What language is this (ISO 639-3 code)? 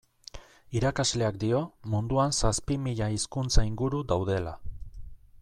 eus